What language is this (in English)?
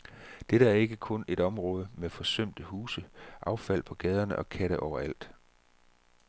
Danish